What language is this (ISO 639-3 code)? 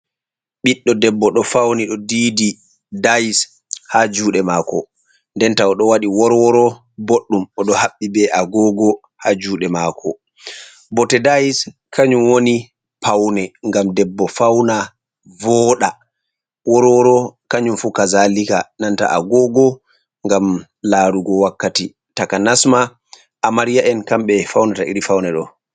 ful